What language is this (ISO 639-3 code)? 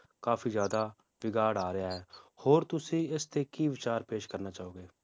pan